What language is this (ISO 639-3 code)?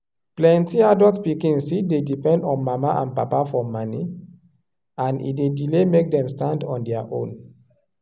pcm